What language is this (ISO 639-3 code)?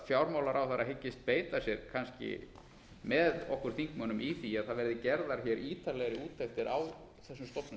isl